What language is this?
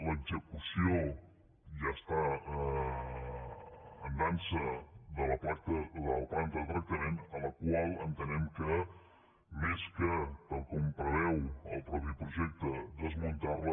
Catalan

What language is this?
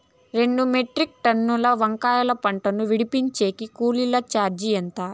Telugu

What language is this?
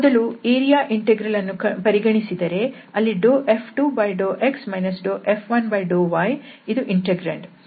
Kannada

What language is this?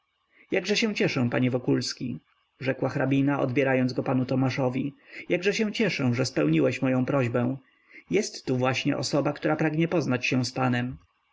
Polish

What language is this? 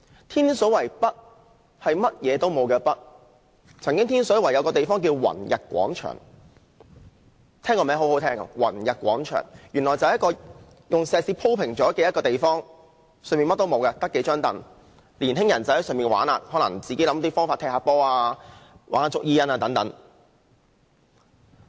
Cantonese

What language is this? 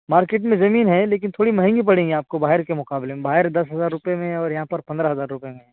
Urdu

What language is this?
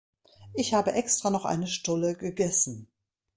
German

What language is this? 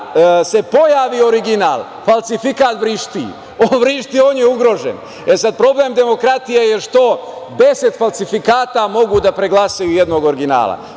Serbian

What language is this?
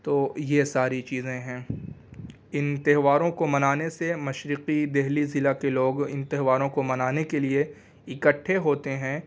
Urdu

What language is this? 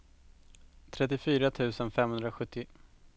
Swedish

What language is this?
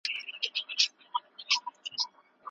Pashto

